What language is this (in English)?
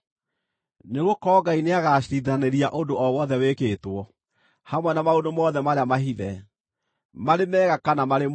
Kikuyu